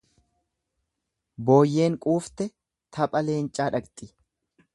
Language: Oromo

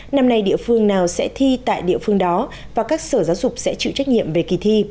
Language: Vietnamese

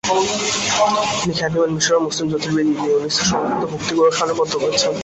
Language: Bangla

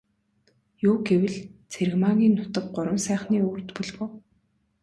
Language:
Mongolian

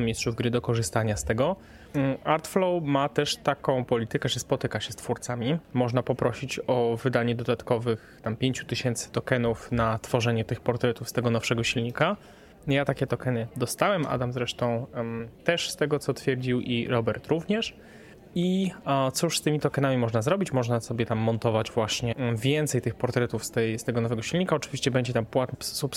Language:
Polish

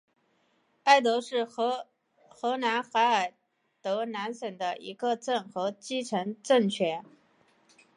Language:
Chinese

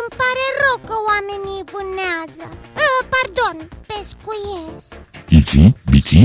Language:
Romanian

